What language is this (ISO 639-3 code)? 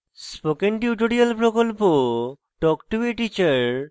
ben